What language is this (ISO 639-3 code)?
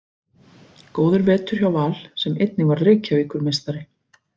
isl